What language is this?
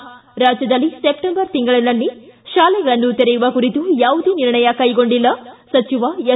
Kannada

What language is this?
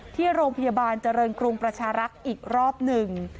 Thai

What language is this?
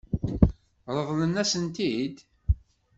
Kabyle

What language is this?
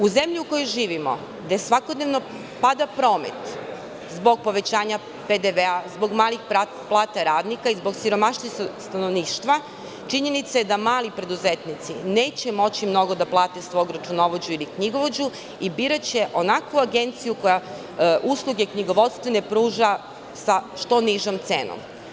Serbian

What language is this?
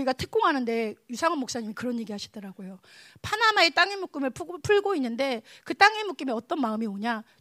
Korean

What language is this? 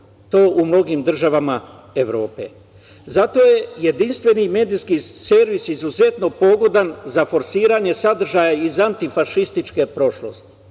Serbian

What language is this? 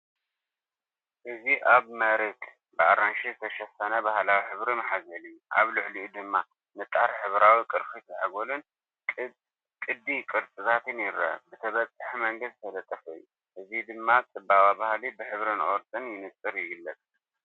Tigrinya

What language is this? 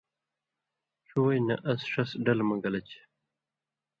Indus Kohistani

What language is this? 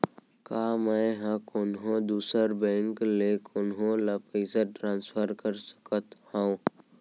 Chhattisgarhi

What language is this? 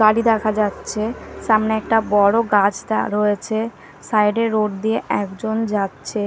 Bangla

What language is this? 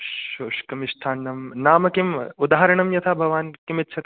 Sanskrit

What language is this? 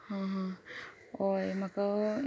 Konkani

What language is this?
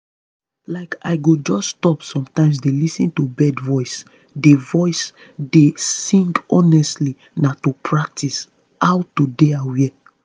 Nigerian Pidgin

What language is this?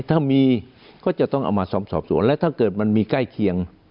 Thai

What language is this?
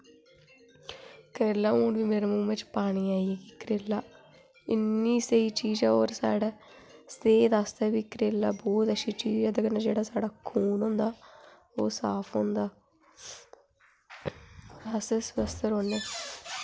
Dogri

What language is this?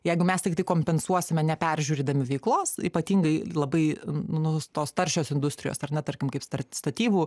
Lithuanian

